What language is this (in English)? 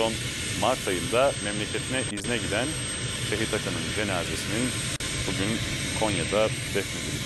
Turkish